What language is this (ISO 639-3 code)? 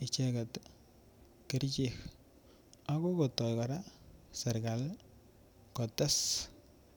kln